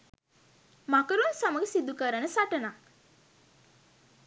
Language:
Sinhala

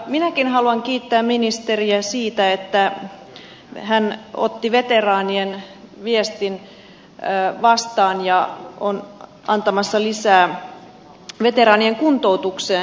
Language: Finnish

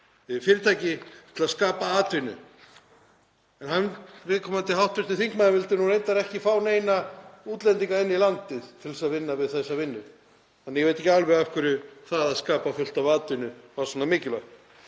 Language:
Icelandic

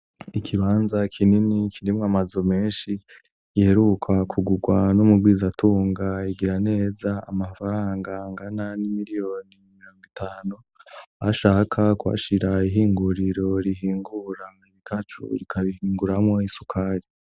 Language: Rundi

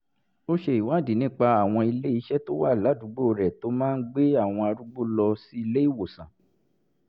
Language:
Yoruba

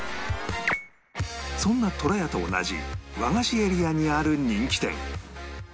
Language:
Japanese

